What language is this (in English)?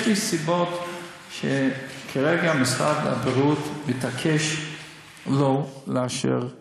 Hebrew